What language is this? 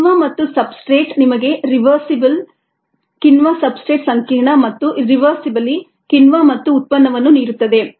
Kannada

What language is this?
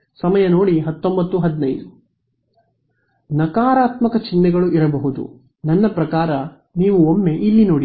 Kannada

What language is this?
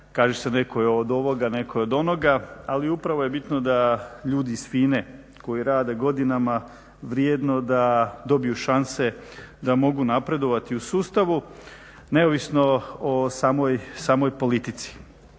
Croatian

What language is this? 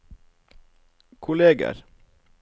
Norwegian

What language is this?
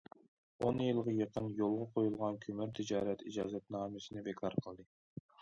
Uyghur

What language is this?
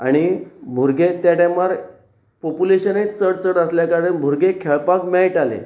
Konkani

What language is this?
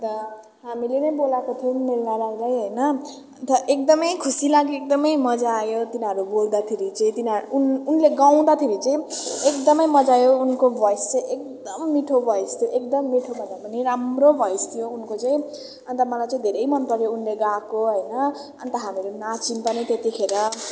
Nepali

